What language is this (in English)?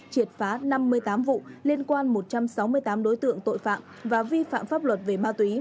Vietnamese